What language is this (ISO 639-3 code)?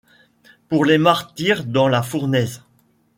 fra